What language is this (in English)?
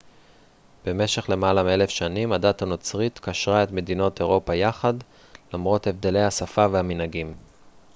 Hebrew